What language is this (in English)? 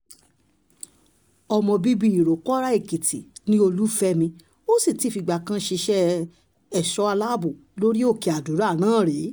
Yoruba